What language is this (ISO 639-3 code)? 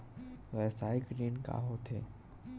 hne